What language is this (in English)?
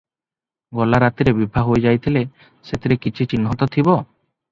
Odia